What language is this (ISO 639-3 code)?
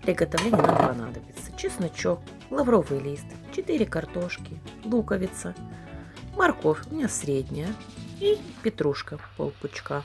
rus